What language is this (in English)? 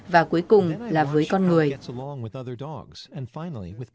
Vietnamese